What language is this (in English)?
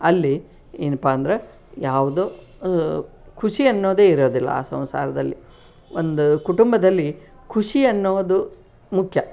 Kannada